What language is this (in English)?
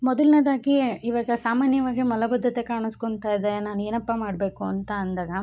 Kannada